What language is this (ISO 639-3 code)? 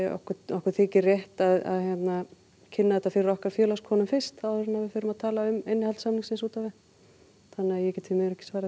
isl